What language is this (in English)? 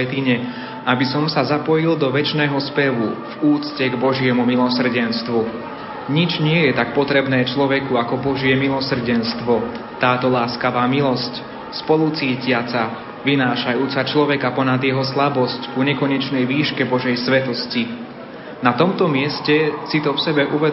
Slovak